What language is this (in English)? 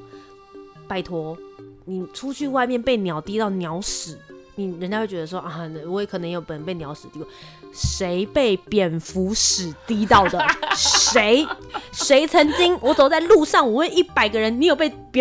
Chinese